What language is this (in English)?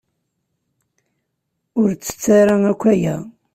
Kabyle